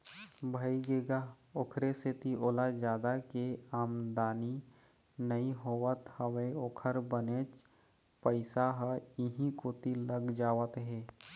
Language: Chhattisgarhi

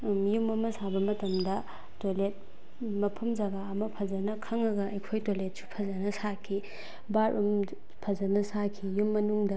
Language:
Manipuri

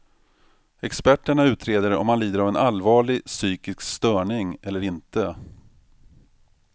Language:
Swedish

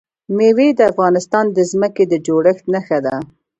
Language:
Pashto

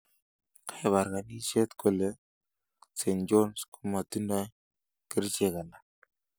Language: Kalenjin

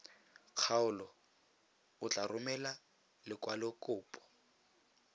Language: Tswana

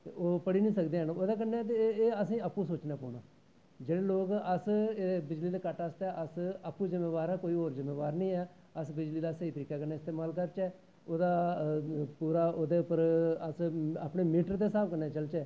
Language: Dogri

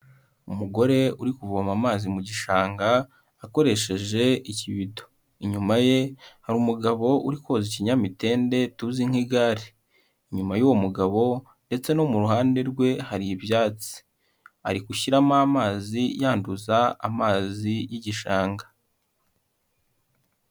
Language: Kinyarwanda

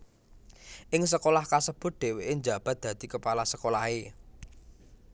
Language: Javanese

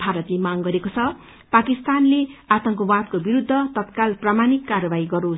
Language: Nepali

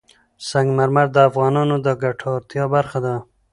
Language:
Pashto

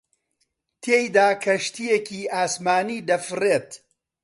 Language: Central Kurdish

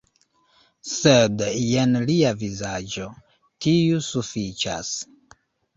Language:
Esperanto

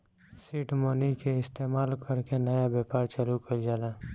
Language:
Bhojpuri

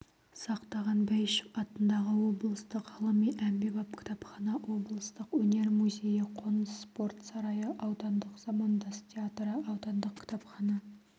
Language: Kazakh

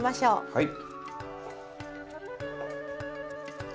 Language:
Japanese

